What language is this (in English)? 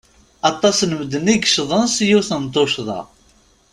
Kabyle